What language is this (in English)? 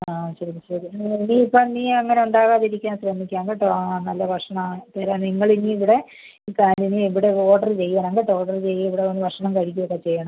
Malayalam